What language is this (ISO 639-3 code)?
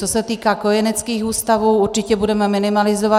ces